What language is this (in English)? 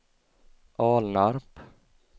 Swedish